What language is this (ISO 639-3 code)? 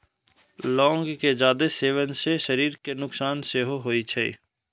mai